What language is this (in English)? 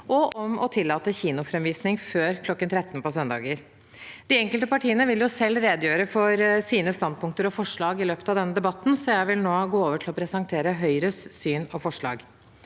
Norwegian